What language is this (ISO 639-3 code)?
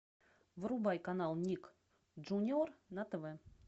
rus